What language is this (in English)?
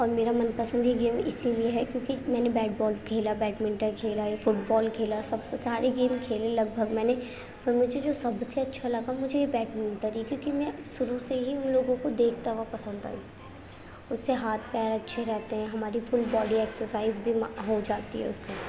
Urdu